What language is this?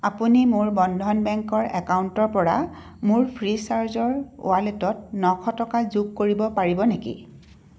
Assamese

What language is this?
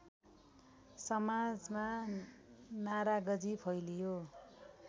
Nepali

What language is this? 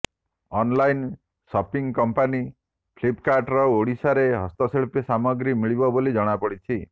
Odia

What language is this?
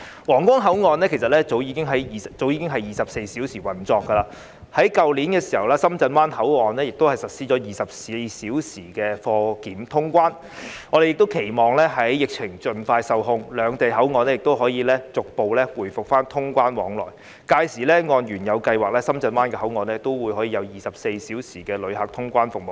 Cantonese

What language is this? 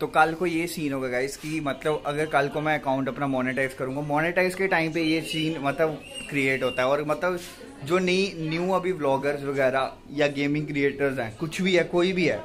Hindi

